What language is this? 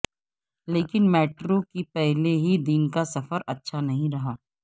Urdu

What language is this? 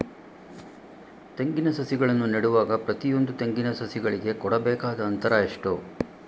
Kannada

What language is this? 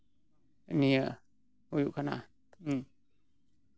Santali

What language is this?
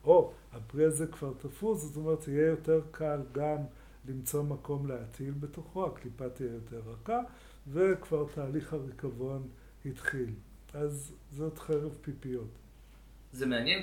Hebrew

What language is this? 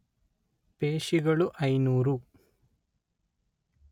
Kannada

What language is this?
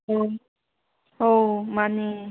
Manipuri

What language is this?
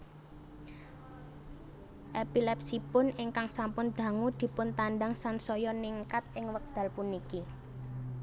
Javanese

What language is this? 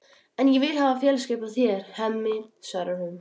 Icelandic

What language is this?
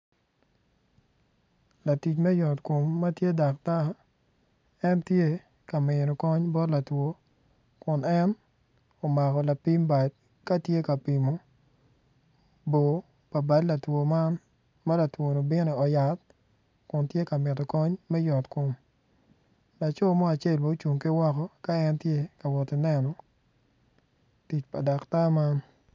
Acoli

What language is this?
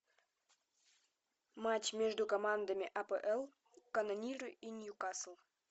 Russian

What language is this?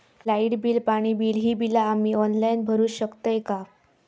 Marathi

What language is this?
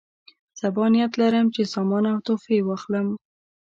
Pashto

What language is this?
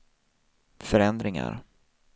Swedish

